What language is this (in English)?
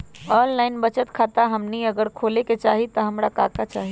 Magahi